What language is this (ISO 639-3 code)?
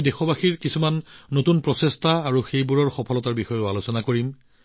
asm